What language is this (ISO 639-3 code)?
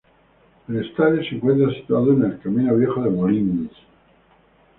spa